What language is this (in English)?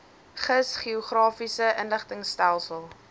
Afrikaans